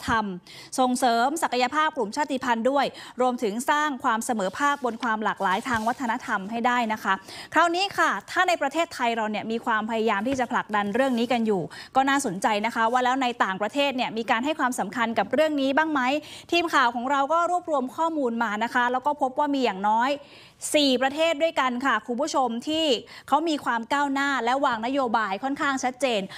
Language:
Thai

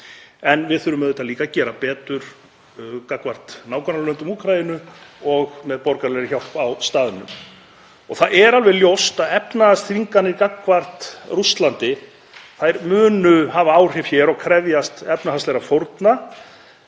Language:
Icelandic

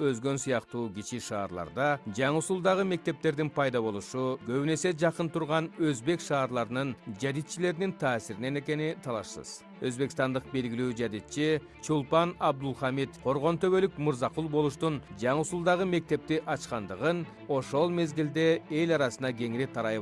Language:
Turkish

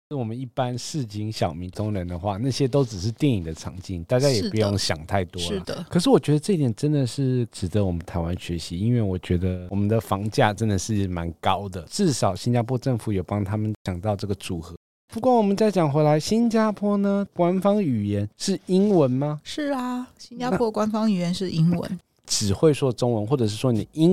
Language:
Chinese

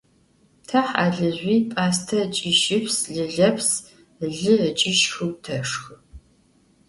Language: Adyghe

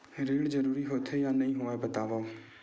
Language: Chhattisgarhi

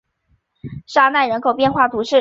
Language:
Chinese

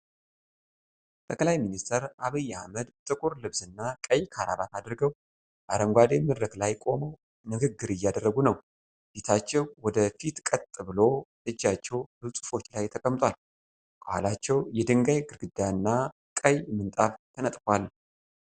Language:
Amharic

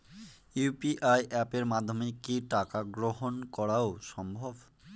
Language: Bangla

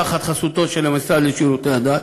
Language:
Hebrew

